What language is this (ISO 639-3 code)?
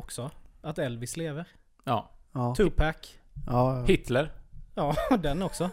swe